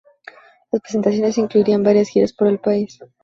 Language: Spanish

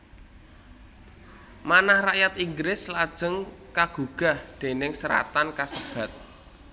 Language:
Javanese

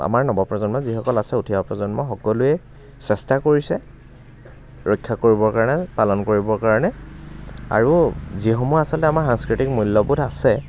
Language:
Assamese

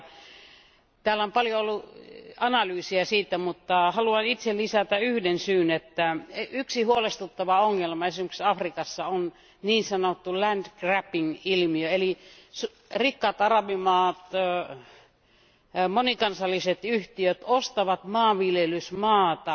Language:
Finnish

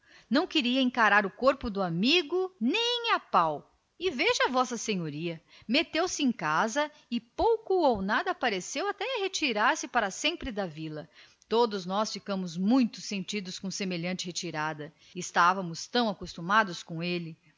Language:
Portuguese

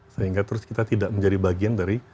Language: Indonesian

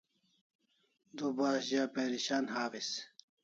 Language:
Kalasha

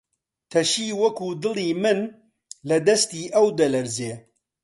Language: Central Kurdish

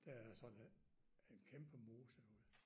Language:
Danish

